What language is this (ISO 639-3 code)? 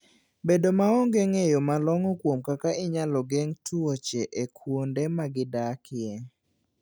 luo